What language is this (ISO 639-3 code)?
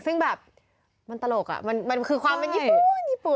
tha